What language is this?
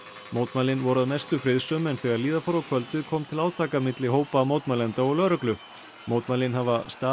Icelandic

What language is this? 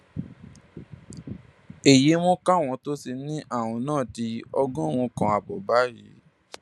Yoruba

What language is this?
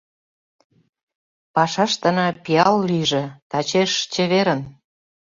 Mari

